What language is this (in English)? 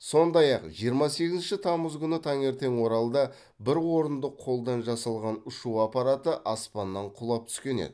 Kazakh